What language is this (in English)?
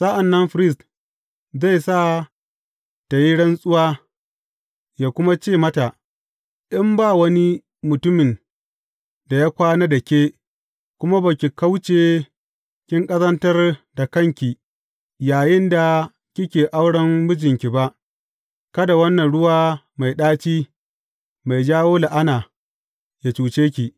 Hausa